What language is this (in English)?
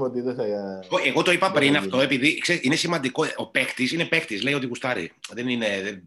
Greek